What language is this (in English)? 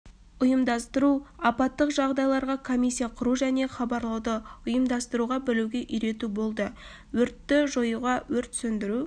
Kazakh